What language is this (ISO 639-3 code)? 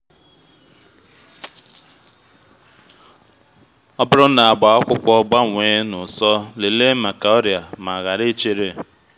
ibo